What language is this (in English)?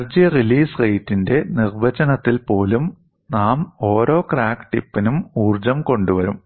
Malayalam